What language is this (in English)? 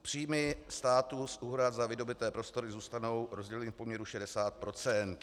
Czech